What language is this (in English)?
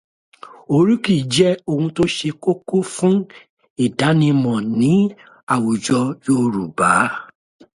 Yoruba